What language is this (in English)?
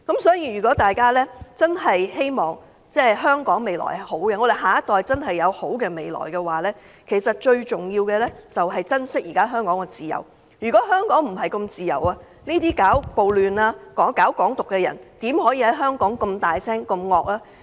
Cantonese